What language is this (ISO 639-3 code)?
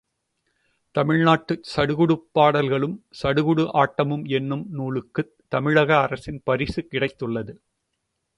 tam